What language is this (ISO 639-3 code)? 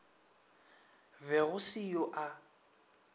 nso